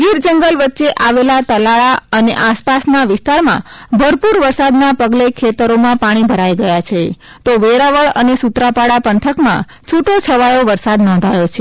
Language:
Gujarati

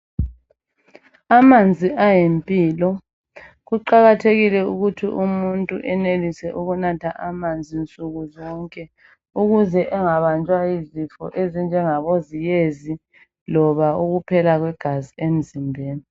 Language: North Ndebele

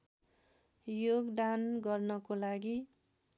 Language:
Nepali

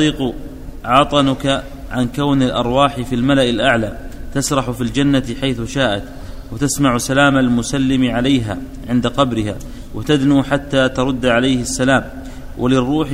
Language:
Arabic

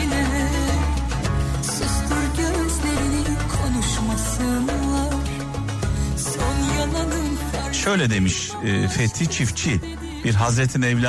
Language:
Turkish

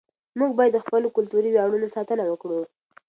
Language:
Pashto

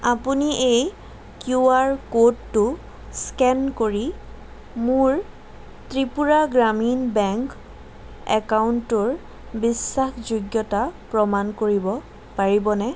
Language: Assamese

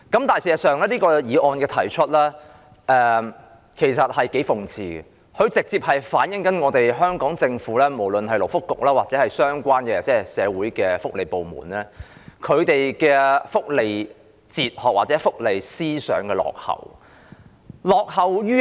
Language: Cantonese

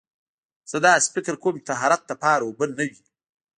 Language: Pashto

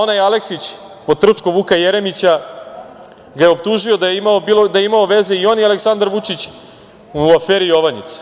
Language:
Serbian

